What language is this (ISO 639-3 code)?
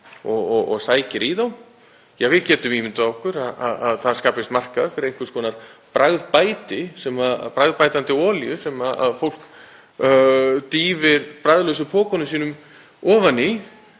isl